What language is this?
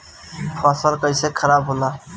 Bhojpuri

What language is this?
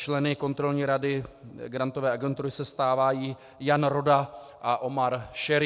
Czech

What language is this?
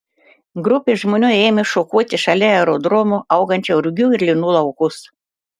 Lithuanian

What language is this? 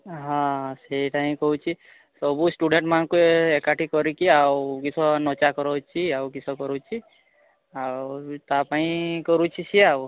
Odia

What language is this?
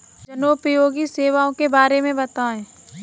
Hindi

